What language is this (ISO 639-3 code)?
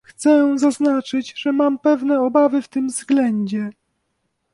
pol